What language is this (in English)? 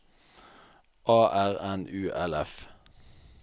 Norwegian